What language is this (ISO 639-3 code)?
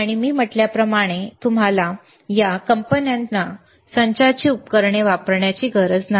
mar